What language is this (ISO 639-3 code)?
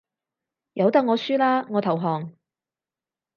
yue